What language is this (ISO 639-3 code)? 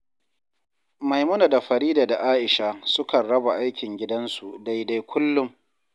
hau